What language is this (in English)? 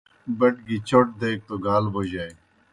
Kohistani Shina